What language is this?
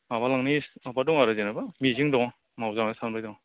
Bodo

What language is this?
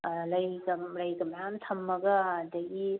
Manipuri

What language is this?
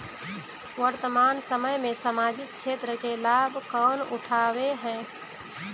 Magahi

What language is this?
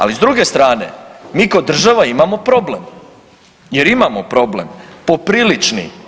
Croatian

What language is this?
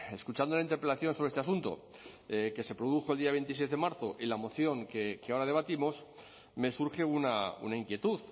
Spanish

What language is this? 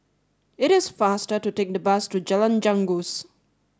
English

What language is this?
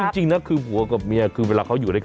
Thai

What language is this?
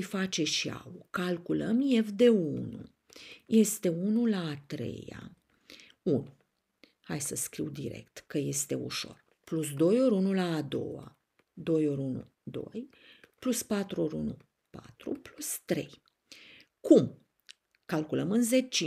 Romanian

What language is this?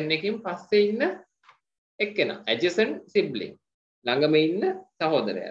Hindi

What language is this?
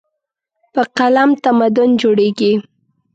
Pashto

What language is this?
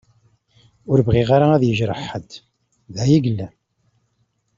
Kabyle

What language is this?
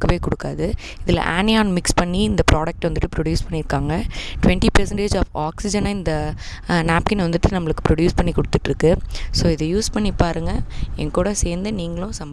Tamil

